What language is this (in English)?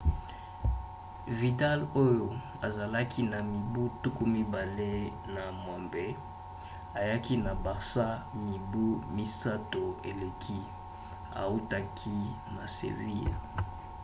Lingala